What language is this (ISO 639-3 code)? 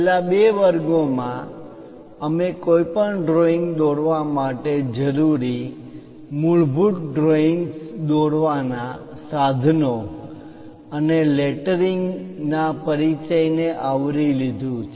guj